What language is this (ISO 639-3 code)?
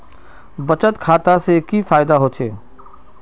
mag